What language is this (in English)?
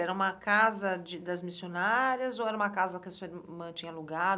Portuguese